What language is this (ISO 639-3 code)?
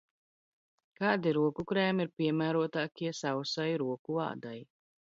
lav